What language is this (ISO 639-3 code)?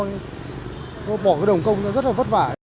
vie